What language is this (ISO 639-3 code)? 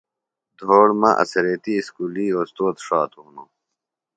phl